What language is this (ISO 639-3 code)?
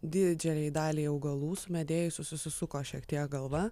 lit